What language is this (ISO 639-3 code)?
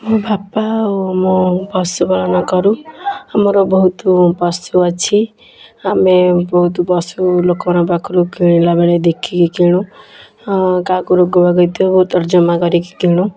ori